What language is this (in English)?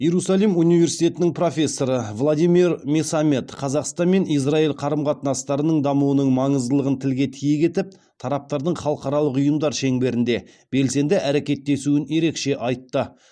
Kazakh